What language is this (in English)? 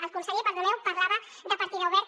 Catalan